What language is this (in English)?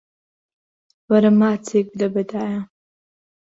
Central Kurdish